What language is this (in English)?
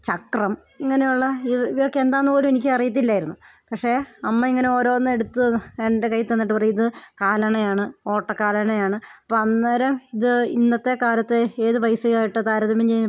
Malayalam